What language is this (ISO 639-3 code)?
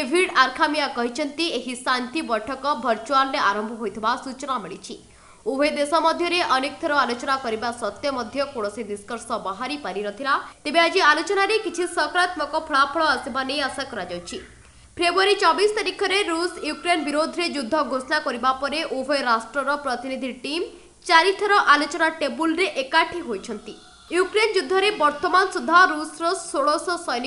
hin